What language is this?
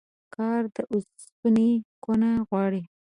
Pashto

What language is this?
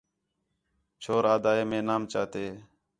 Khetrani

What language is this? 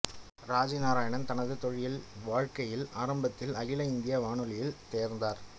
Tamil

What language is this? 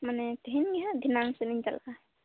Santali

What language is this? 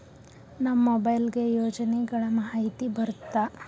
Kannada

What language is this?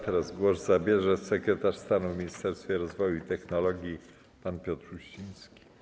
Polish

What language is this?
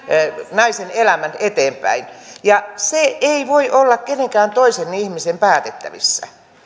Finnish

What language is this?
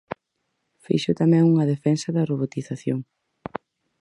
Galician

